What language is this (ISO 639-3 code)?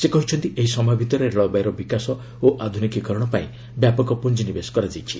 ori